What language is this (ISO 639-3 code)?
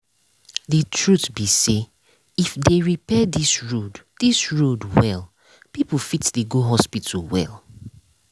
pcm